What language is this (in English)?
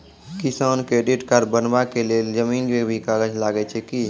Maithili